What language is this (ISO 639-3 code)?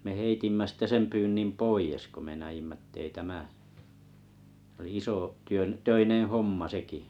fin